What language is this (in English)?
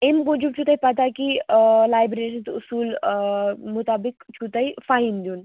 Kashmiri